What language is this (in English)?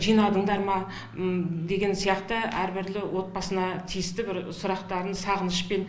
Kazakh